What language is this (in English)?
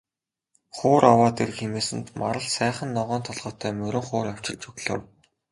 Mongolian